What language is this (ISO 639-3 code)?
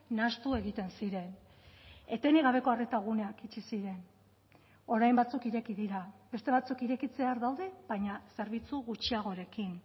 eus